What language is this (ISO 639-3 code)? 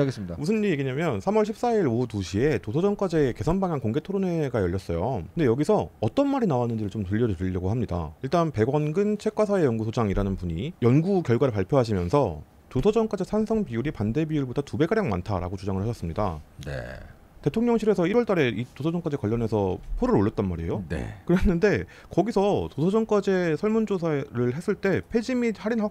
kor